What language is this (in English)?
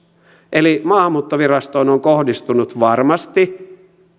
Finnish